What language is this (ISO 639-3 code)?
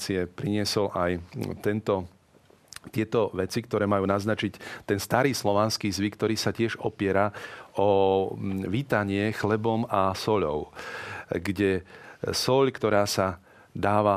slk